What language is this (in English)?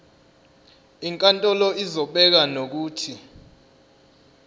Zulu